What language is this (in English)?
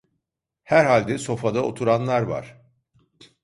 Turkish